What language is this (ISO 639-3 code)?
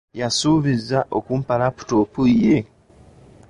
lug